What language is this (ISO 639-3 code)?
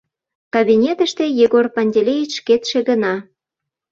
chm